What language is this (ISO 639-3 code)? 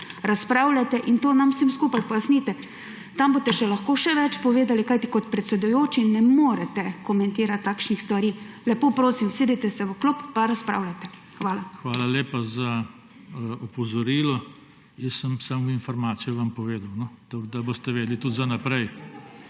slv